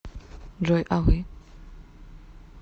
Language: Russian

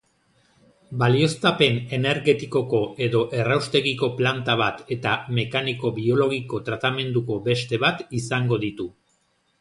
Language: Basque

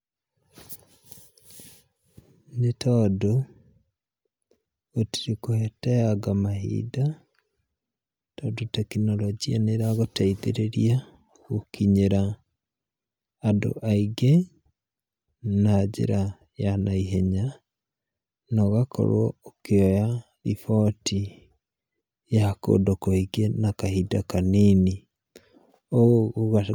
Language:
Kikuyu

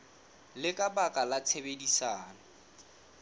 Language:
Southern Sotho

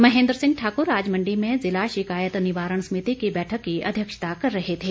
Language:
Hindi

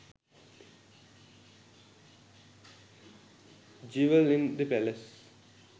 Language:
Sinhala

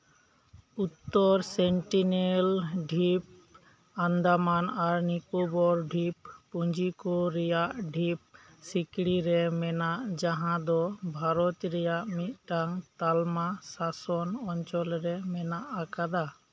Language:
Santali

